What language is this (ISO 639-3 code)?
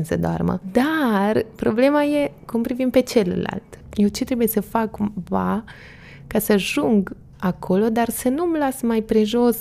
ron